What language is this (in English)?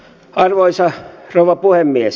Finnish